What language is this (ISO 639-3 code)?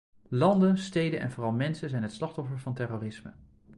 nld